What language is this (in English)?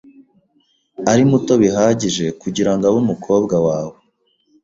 Kinyarwanda